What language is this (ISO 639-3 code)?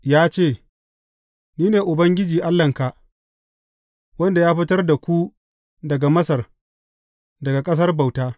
hau